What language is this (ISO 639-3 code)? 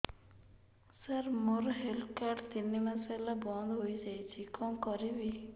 ori